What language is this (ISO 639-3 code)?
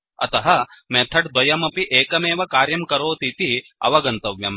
san